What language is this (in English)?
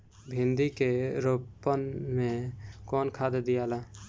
Bhojpuri